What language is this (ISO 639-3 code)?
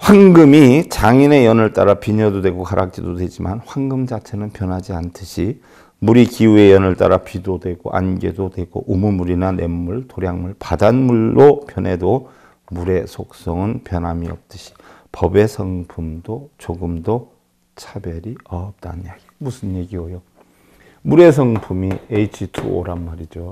kor